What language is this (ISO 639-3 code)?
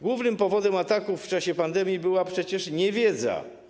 pol